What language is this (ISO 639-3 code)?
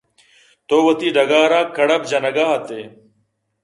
bgp